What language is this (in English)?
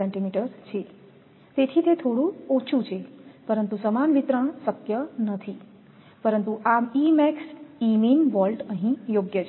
Gujarati